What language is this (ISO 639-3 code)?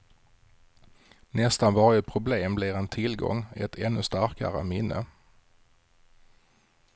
swe